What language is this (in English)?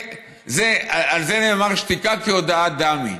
Hebrew